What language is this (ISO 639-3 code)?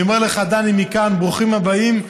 heb